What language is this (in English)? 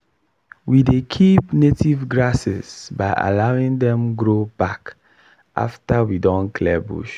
Nigerian Pidgin